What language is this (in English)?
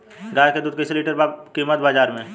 Bhojpuri